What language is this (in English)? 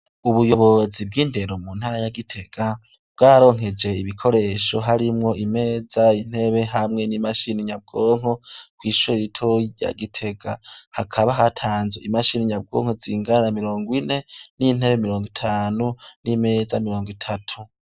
Rundi